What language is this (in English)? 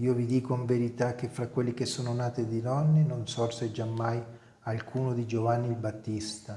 Italian